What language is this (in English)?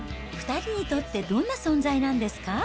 Japanese